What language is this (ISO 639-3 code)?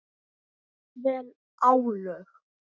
isl